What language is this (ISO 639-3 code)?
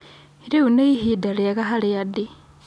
kik